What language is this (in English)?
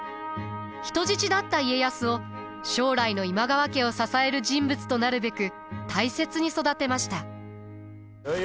Japanese